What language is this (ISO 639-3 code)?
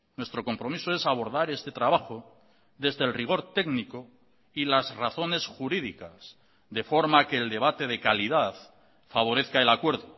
spa